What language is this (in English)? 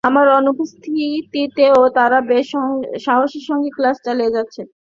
Bangla